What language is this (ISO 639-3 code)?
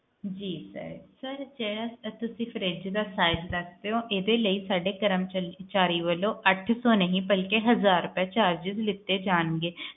pan